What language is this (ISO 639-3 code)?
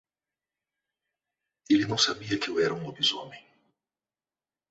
por